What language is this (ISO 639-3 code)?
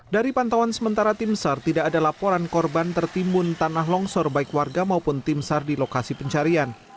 ind